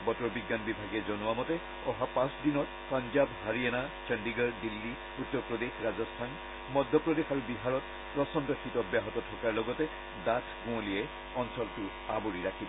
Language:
Assamese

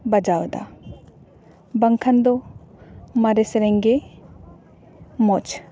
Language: Santali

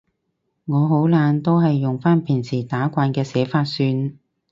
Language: Cantonese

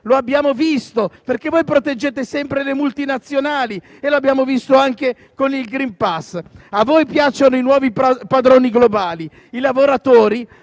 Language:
Italian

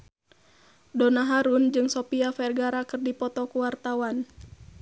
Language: Sundanese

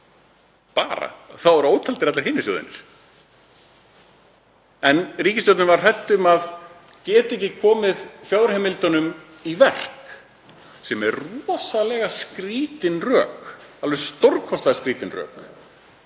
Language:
Icelandic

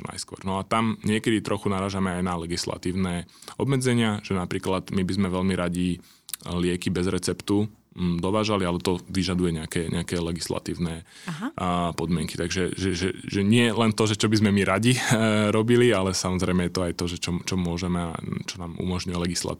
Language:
Slovak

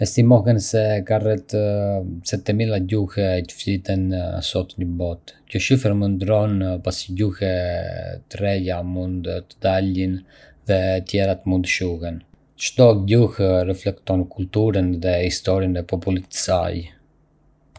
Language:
Arbëreshë Albanian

